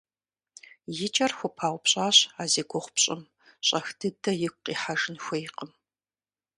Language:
Kabardian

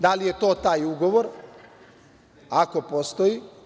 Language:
Serbian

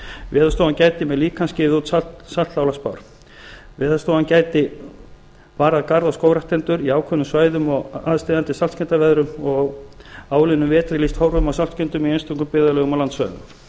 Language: Icelandic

